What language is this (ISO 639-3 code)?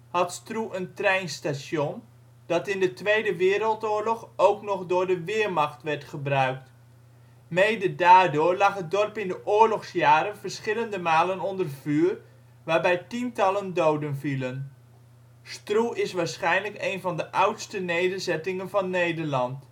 nld